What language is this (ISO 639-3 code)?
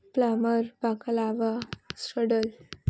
urd